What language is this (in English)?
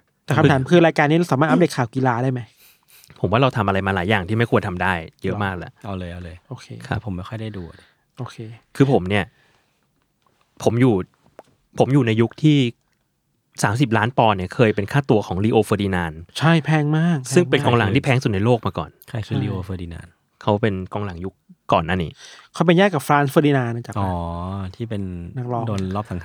Thai